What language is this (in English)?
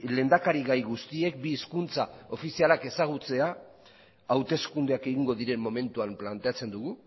Basque